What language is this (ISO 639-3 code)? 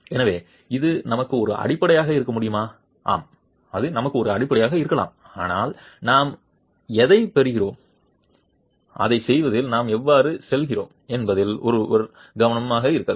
tam